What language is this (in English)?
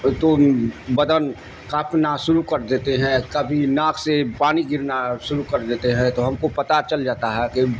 Urdu